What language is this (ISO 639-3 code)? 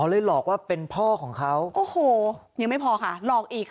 tha